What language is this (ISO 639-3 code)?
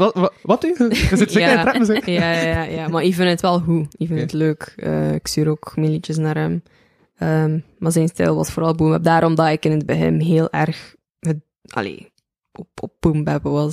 nld